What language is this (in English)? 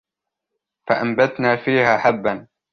Arabic